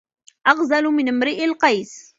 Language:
Arabic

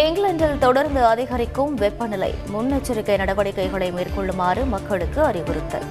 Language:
Tamil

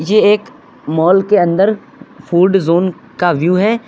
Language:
Hindi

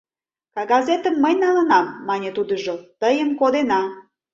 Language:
Mari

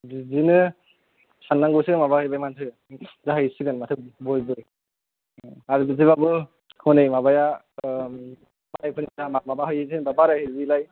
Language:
Bodo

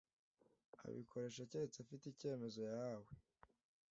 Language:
Kinyarwanda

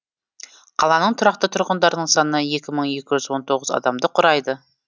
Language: Kazakh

